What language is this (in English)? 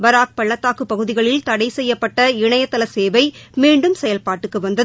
Tamil